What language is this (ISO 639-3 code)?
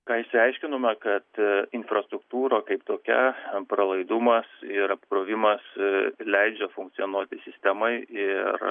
lit